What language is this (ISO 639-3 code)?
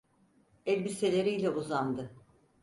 tur